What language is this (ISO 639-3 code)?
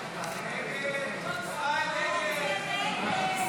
heb